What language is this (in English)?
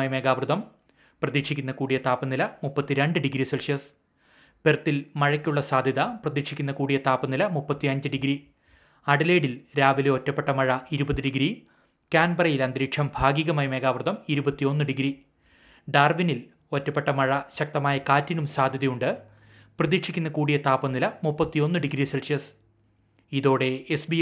Malayalam